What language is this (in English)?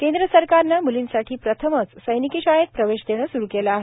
Marathi